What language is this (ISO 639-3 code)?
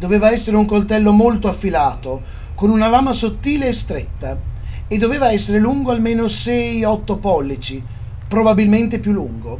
ita